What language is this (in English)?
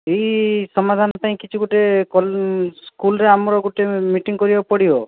Odia